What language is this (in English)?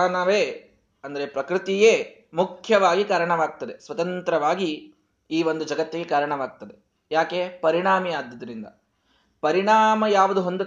Kannada